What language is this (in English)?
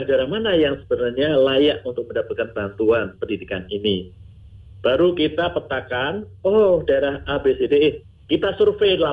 Indonesian